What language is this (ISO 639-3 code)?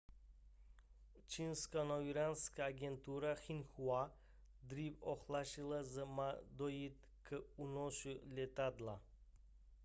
ces